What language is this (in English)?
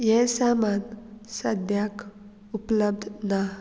Konkani